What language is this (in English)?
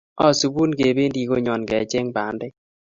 Kalenjin